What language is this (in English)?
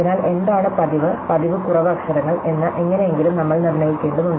Malayalam